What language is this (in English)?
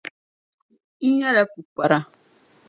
Dagbani